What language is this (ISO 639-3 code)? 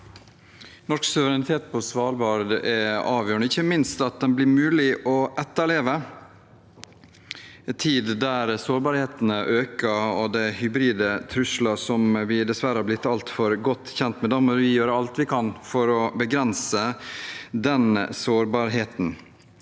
nor